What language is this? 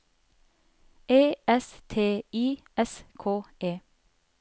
Norwegian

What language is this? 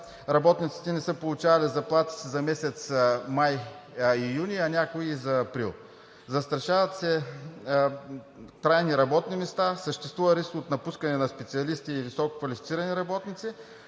Bulgarian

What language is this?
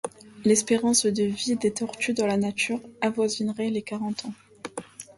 French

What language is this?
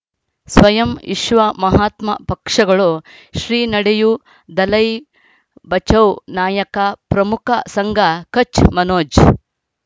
Kannada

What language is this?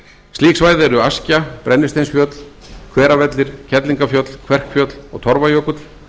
Icelandic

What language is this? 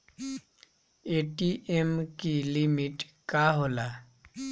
Bhojpuri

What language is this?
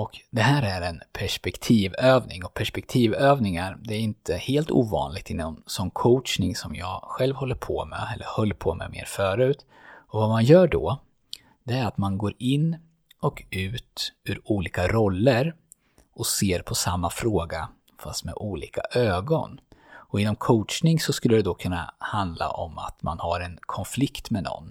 Swedish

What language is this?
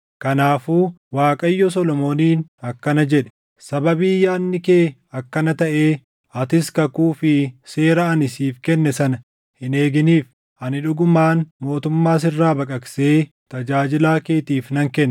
Oromo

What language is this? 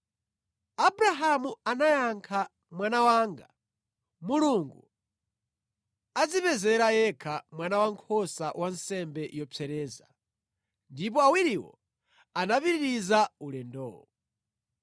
Nyanja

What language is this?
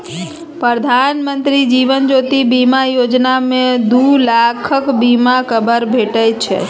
Maithili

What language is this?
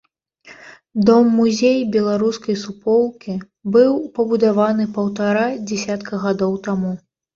Belarusian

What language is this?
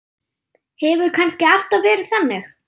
Icelandic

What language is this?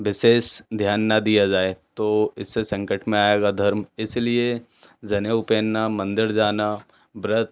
Hindi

